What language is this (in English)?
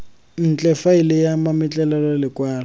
Tswana